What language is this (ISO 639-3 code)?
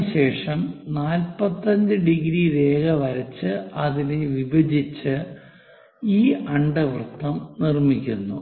mal